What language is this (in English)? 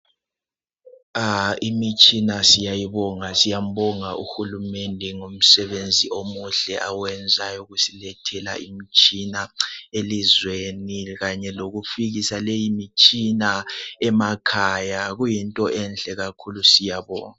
North Ndebele